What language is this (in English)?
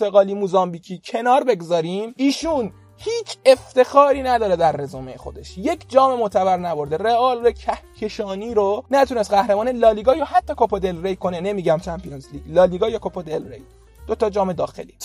Persian